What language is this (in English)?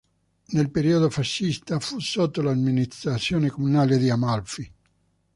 Italian